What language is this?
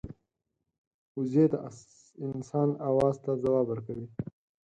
Pashto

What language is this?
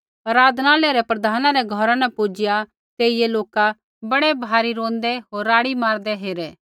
Kullu Pahari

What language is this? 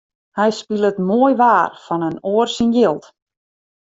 Western Frisian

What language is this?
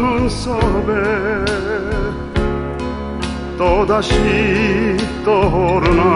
Korean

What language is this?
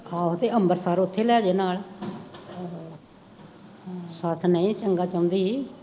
Punjabi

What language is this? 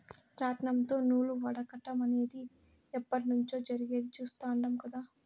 Telugu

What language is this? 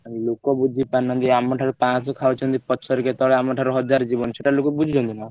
Odia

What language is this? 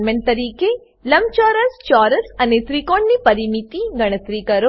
Gujarati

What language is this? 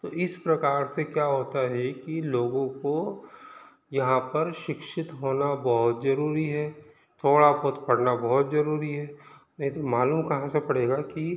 Hindi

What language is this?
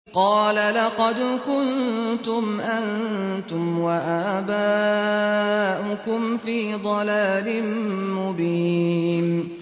Arabic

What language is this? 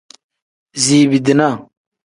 Tem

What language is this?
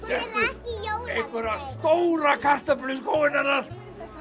Icelandic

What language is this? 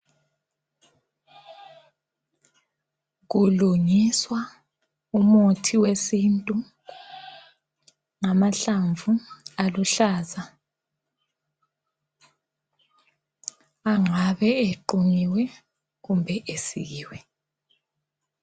North Ndebele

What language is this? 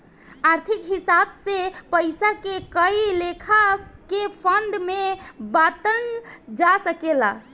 Bhojpuri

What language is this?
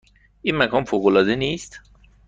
Persian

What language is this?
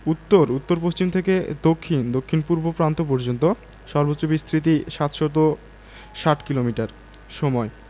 Bangla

